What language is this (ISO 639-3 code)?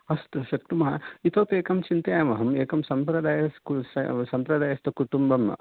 san